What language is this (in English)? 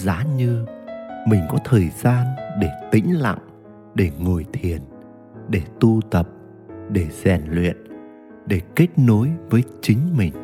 Vietnamese